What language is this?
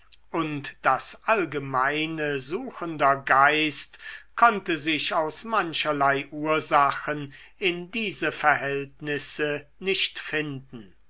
German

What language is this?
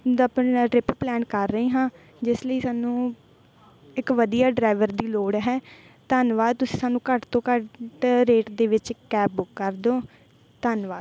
Punjabi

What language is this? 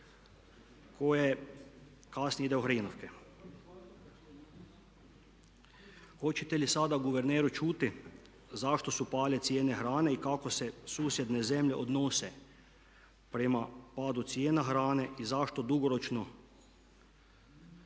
Croatian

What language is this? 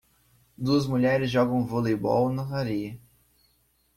Portuguese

